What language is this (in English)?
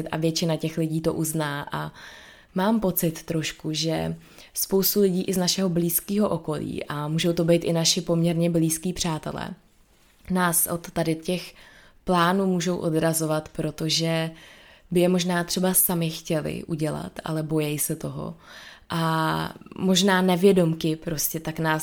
Czech